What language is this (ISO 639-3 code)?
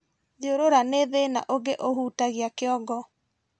kik